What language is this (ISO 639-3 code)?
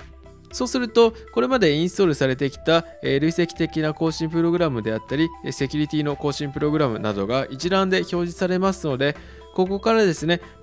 jpn